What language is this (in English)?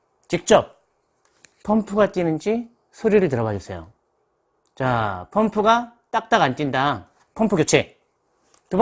Korean